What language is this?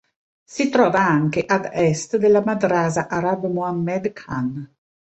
Italian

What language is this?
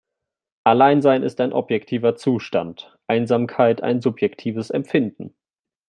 German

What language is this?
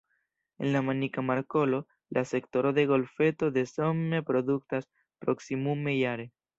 Esperanto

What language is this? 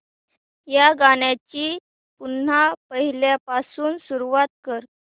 Marathi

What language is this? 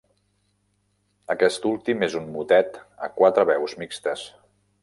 Catalan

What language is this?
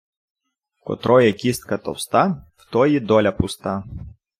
Ukrainian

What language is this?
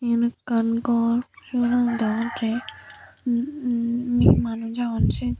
Chakma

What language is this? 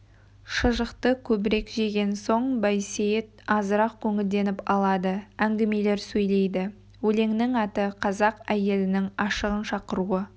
Kazakh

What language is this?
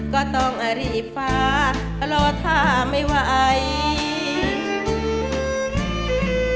Thai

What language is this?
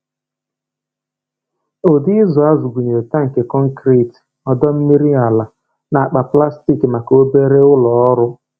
Igbo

